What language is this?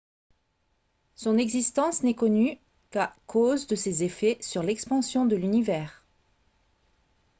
French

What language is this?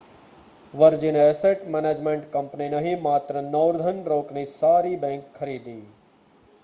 Gujarati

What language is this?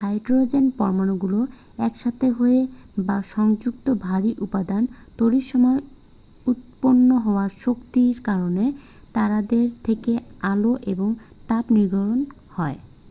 Bangla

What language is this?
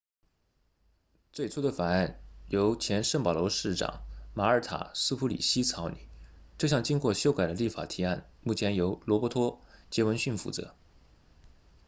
Chinese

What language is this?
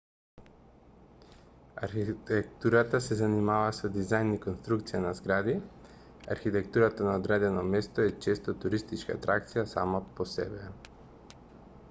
Macedonian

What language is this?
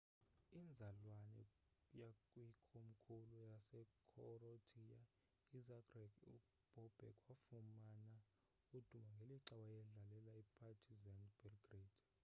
Xhosa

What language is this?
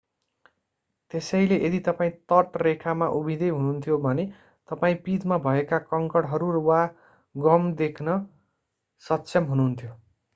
Nepali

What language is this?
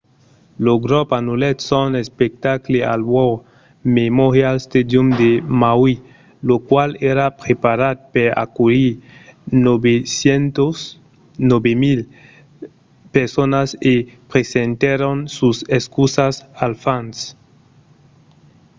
Occitan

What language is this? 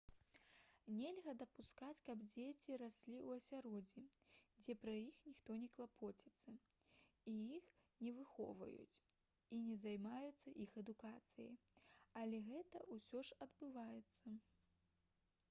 Belarusian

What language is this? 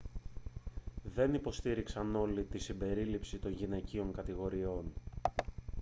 Greek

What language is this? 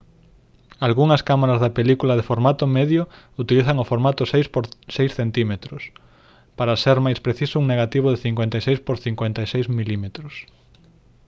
Galician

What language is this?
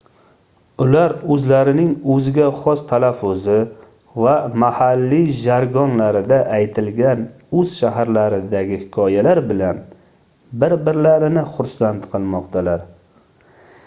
Uzbek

